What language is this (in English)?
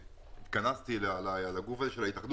Hebrew